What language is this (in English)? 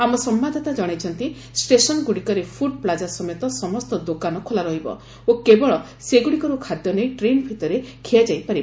Odia